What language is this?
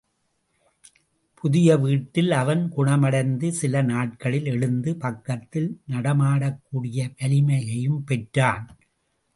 Tamil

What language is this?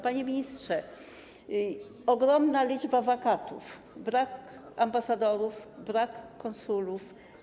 Polish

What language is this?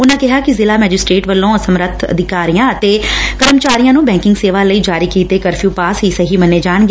Punjabi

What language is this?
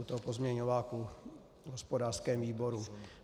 Czech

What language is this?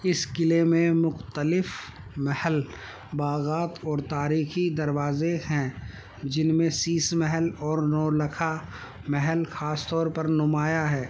Urdu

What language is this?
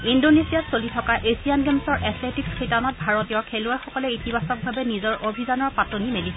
Assamese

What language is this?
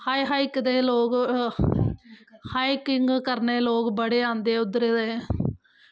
Dogri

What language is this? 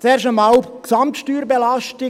Swiss German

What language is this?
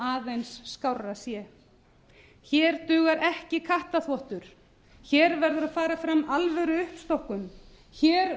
Icelandic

